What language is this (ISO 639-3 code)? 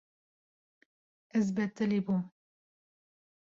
kur